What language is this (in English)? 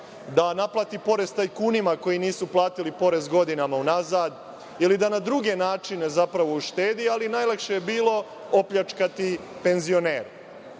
Serbian